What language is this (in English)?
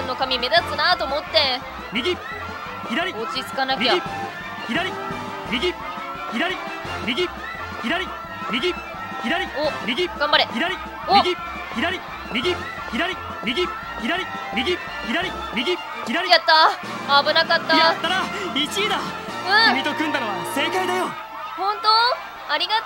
Japanese